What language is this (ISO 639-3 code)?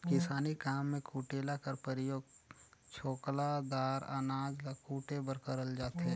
hne